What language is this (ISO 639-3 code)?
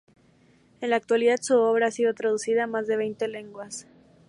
spa